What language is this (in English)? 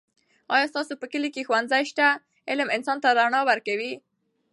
Pashto